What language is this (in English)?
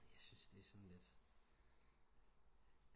Danish